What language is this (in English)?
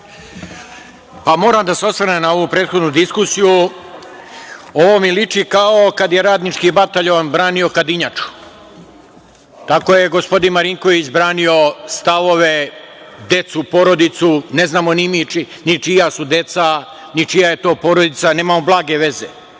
Serbian